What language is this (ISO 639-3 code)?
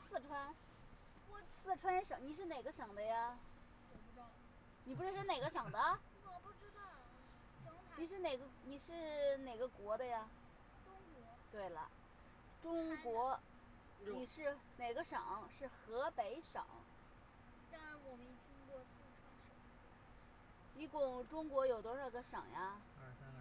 zho